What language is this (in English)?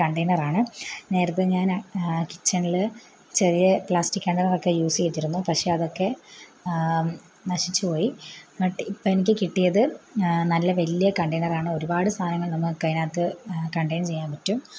Malayalam